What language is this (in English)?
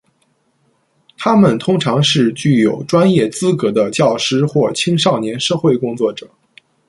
Chinese